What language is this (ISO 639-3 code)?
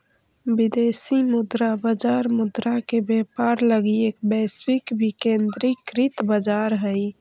mag